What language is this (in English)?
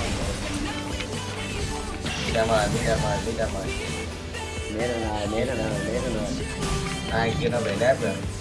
Vietnamese